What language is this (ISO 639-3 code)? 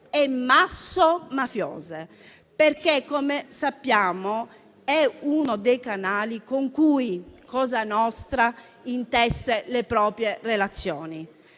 ita